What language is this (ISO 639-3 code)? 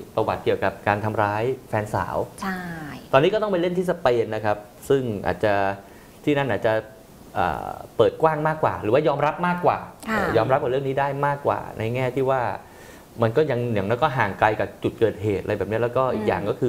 tha